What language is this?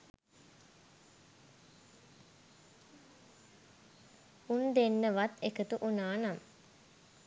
Sinhala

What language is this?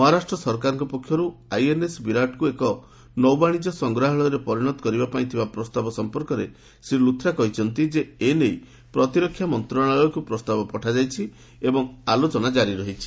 Odia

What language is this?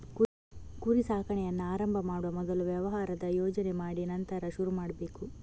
Kannada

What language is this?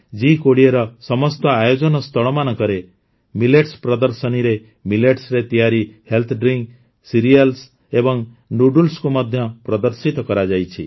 Odia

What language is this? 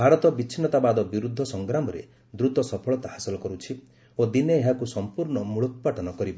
Odia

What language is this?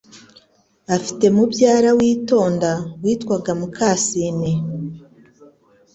Kinyarwanda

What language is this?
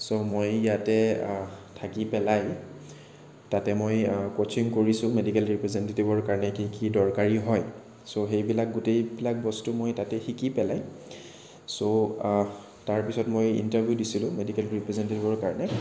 Assamese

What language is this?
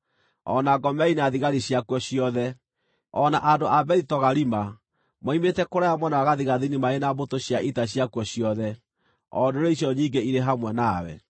Kikuyu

